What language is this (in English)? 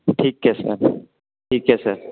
Hindi